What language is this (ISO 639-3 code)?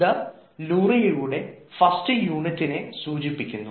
mal